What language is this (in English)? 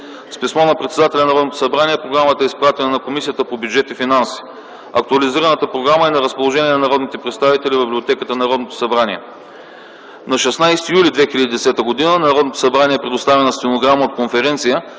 Bulgarian